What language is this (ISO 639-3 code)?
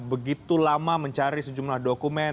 ind